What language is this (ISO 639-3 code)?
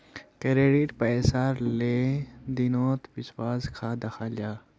mag